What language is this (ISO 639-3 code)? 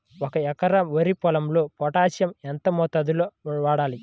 tel